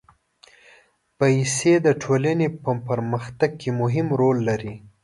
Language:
Pashto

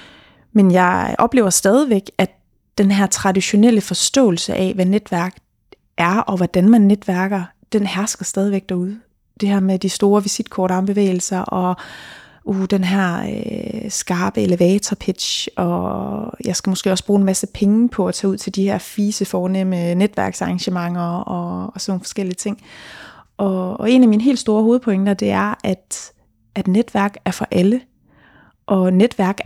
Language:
Danish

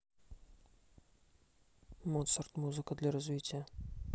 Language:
Russian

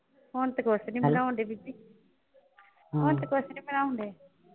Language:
Punjabi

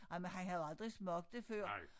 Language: Danish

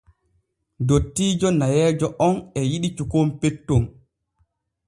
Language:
Borgu Fulfulde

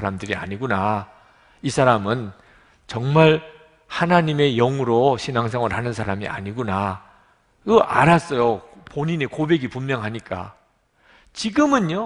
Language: Korean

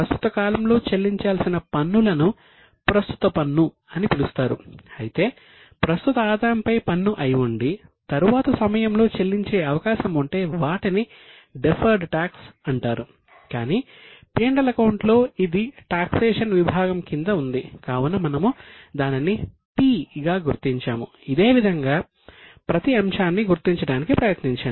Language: Telugu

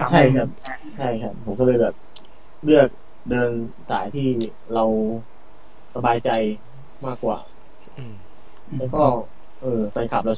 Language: Thai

